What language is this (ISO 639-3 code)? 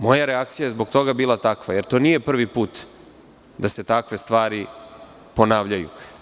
srp